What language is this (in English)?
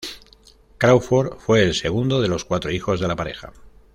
Spanish